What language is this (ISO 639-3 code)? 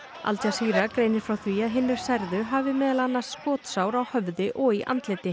isl